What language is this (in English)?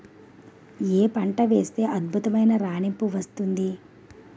Telugu